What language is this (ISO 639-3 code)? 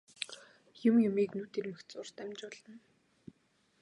mon